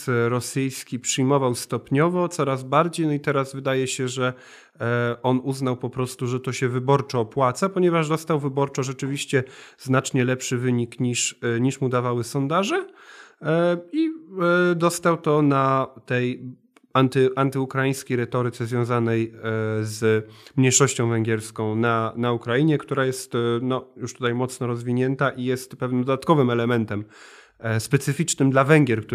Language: Polish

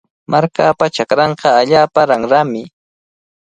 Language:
Cajatambo North Lima Quechua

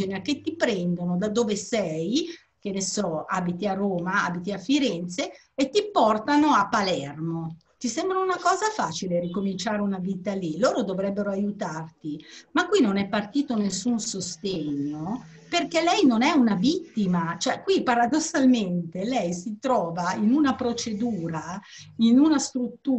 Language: Italian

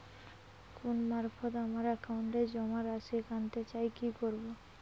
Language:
Bangla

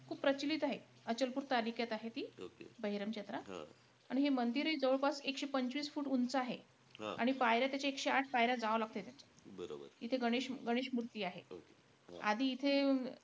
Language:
Marathi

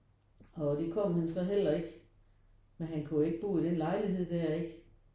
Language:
Danish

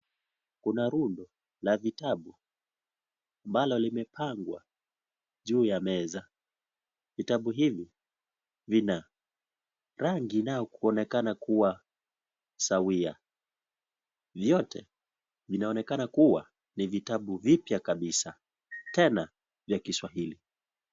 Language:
Swahili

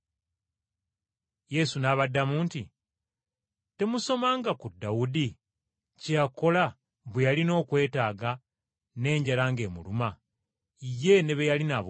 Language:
Ganda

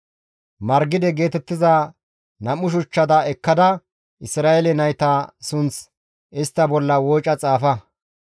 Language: Gamo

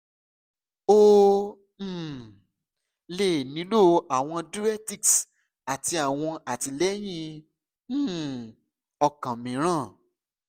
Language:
Yoruba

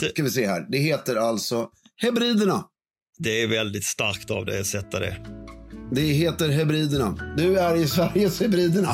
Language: Swedish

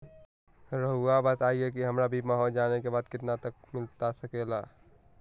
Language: Magahi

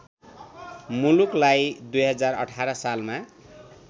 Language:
Nepali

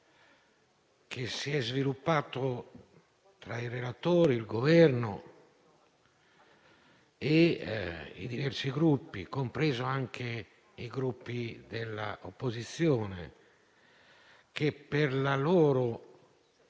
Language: Italian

